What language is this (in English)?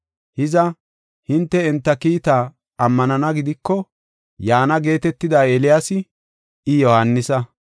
Gofa